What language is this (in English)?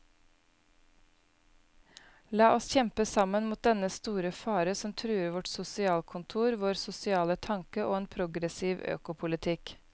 Norwegian